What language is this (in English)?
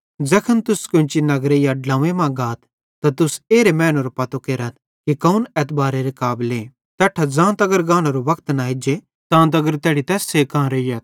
Bhadrawahi